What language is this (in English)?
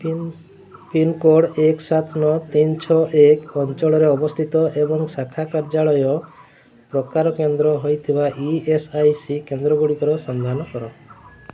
Odia